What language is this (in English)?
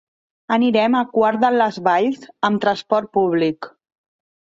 Catalan